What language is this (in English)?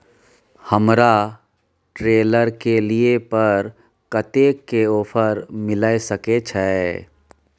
Maithili